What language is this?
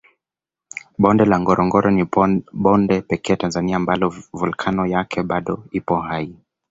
Swahili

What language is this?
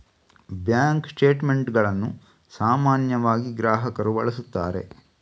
Kannada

